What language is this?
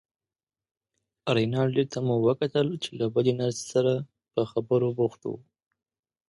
Pashto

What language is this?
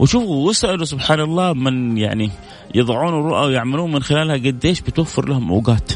Arabic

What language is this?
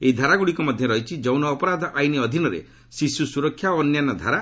Odia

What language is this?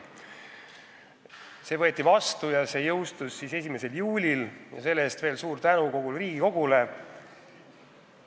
Estonian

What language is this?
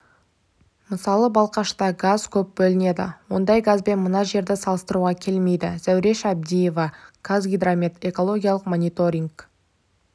Kazakh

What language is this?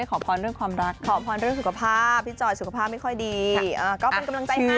Thai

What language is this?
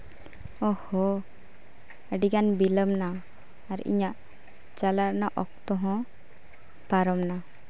Santali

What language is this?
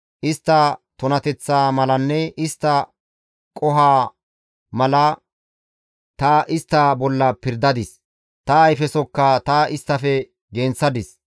Gamo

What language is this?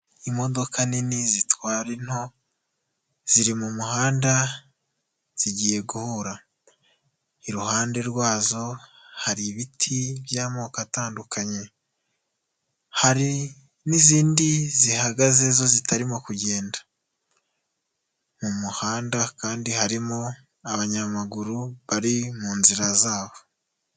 Kinyarwanda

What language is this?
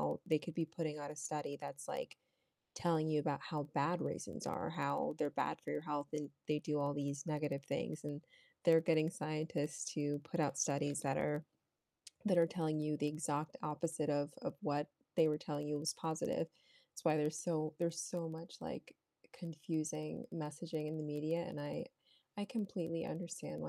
English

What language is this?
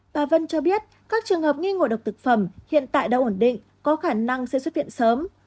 Vietnamese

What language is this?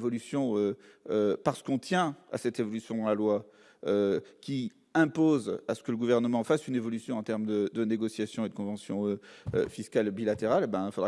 French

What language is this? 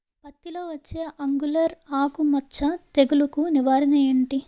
Telugu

